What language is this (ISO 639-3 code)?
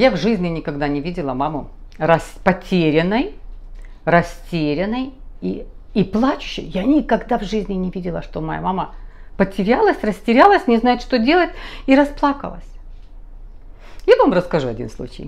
rus